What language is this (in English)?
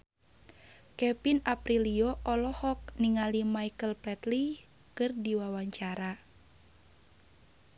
Sundanese